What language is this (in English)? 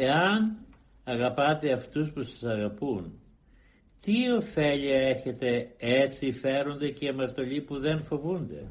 Greek